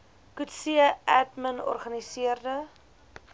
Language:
Afrikaans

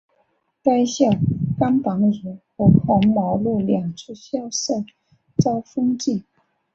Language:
Chinese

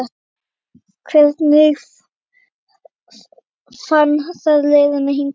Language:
Icelandic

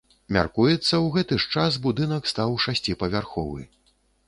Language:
Belarusian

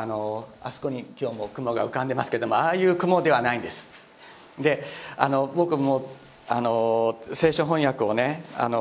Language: Japanese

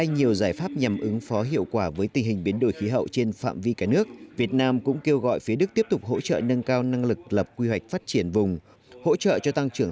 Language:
Vietnamese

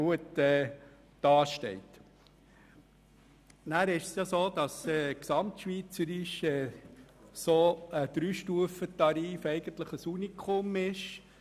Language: Swiss German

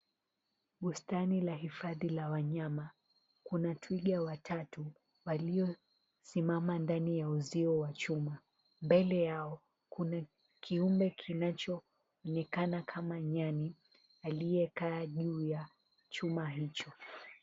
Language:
Swahili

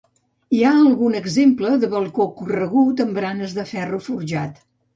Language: Catalan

